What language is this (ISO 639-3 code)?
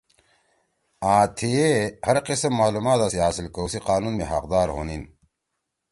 trw